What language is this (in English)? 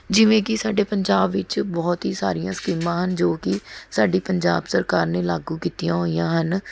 Punjabi